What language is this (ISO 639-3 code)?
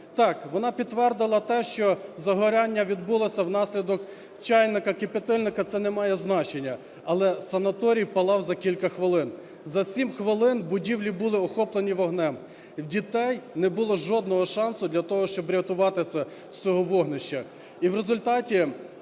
ukr